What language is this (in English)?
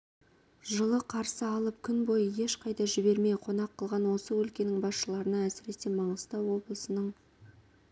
Kazakh